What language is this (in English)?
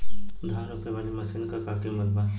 Bhojpuri